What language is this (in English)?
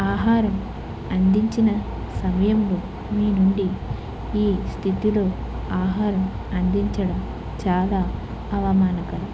Telugu